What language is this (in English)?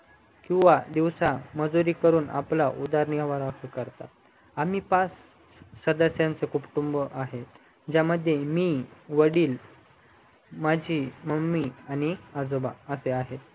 Marathi